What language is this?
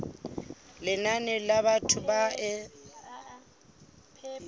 Southern Sotho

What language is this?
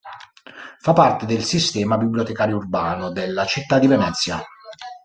Italian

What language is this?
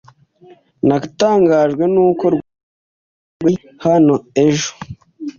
Kinyarwanda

